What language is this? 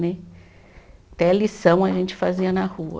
Portuguese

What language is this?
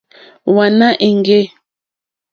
Mokpwe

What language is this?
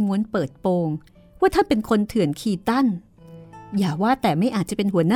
Thai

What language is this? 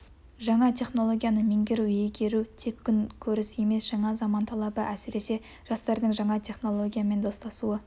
Kazakh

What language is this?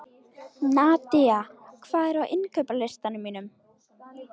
Icelandic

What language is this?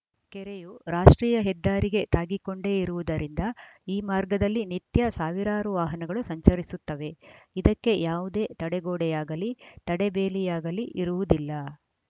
Kannada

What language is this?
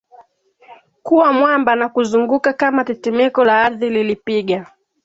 Swahili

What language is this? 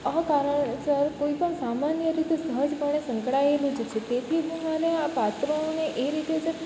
Gujarati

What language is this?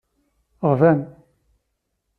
Kabyle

